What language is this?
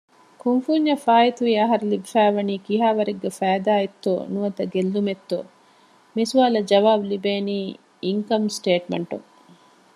Divehi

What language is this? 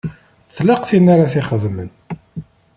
Kabyle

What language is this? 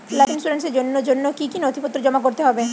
Bangla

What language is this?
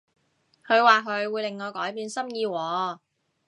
Cantonese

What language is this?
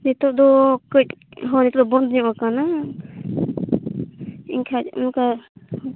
Santali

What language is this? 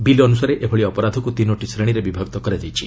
Odia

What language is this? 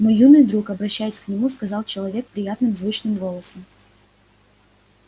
Russian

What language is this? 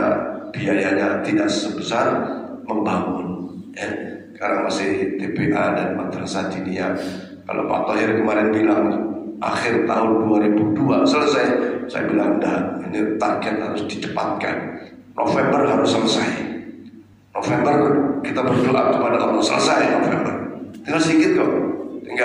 Indonesian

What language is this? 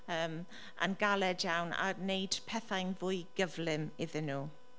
Welsh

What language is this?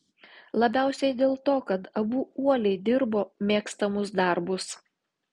Lithuanian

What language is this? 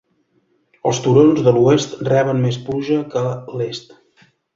Catalan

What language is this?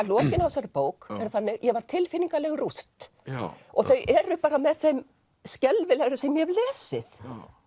Icelandic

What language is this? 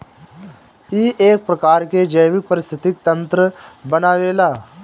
Bhojpuri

